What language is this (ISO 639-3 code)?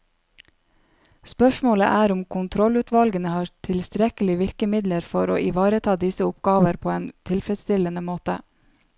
nor